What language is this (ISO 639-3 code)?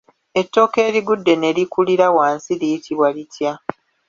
lug